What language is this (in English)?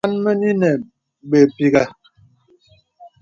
Bebele